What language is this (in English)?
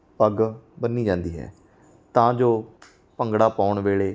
Punjabi